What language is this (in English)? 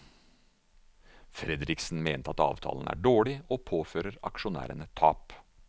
Norwegian